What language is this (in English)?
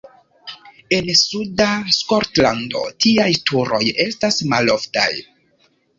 Esperanto